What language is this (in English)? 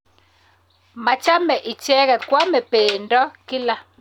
Kalenjin